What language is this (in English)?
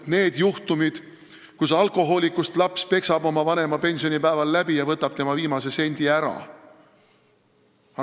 Estonian